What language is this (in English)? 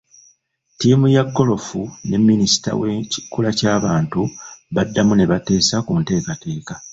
Ganda